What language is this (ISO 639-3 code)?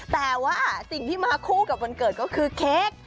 tha